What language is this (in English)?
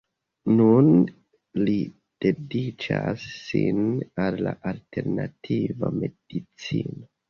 Esperanto